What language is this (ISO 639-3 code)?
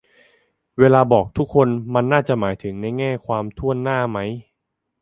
tha